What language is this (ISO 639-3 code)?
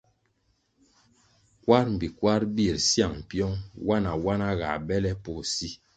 nmg